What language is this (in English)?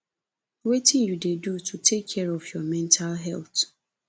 Nigerian Pidgin